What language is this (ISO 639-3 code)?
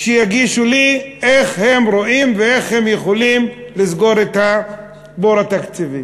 heb